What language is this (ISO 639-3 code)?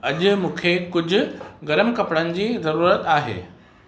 snd